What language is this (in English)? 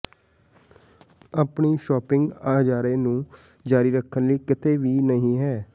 Punjabi